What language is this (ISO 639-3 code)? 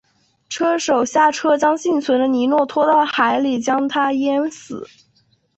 zho